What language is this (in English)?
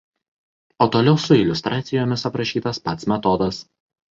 Lithuanian